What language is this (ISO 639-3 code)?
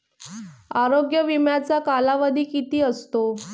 mar